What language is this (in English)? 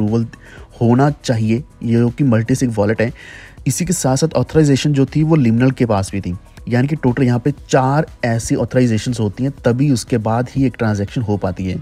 Hindi